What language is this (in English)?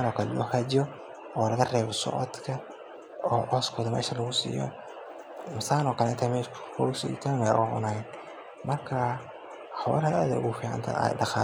Somali